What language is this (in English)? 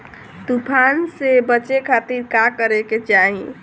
Bhojpuri